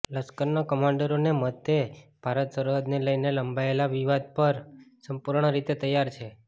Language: Gujarati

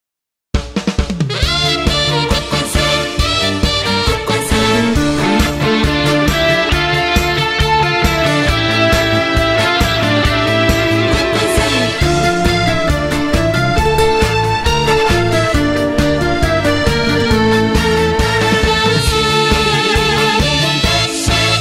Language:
Korean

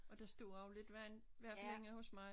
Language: Danish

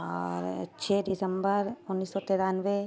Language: Urdu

